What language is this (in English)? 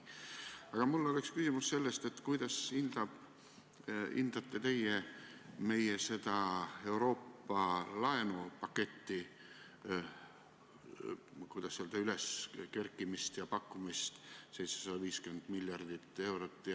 Estonian